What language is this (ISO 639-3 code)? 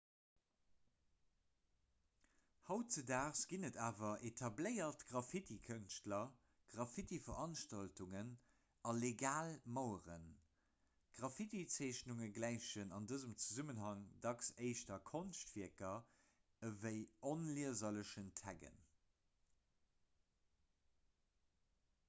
ltz